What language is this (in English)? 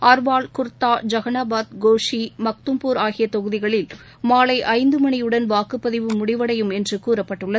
Tamil